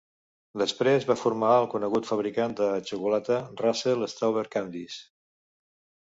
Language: Catalan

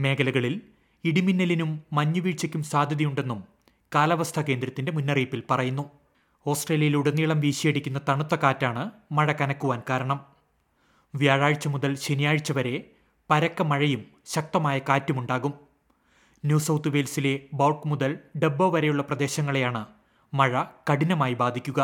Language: Malayalam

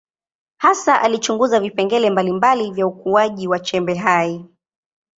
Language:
Swahili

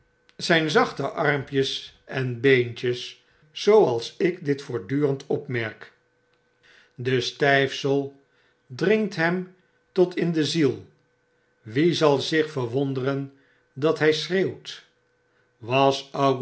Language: Dutch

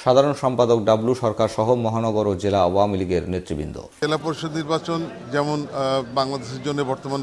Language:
Korean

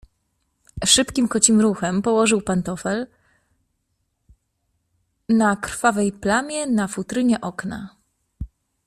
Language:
Polish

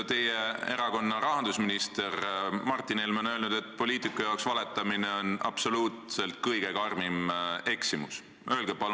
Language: Estonian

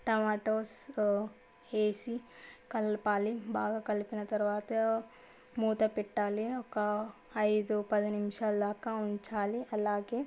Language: Telugu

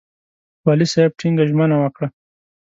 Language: Pashto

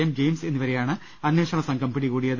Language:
Malayalam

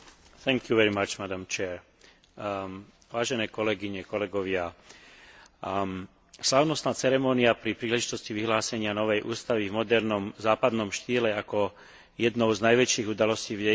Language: Slovak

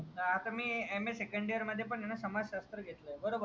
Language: Marathi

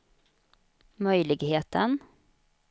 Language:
Swedish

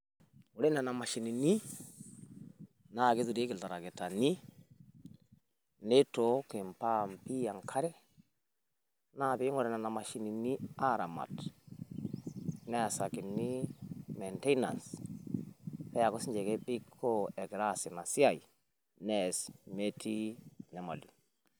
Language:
Masai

